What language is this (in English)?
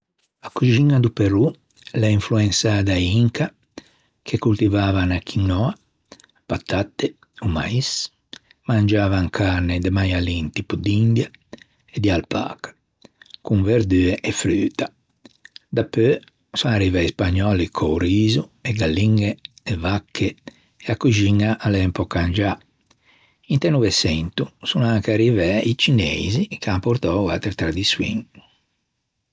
Ligurian